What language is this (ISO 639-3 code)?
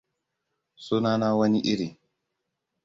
hau